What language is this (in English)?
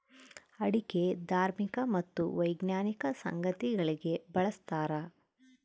Kannada